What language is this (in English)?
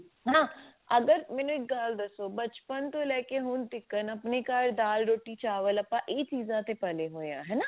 Punjabi